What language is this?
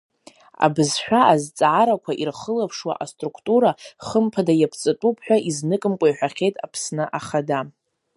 Abkhazian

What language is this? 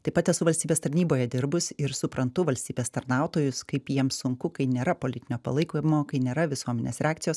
Lithuanian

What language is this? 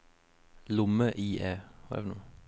Norwegian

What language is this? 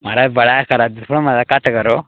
Dogri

